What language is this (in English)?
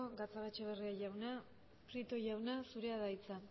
Basque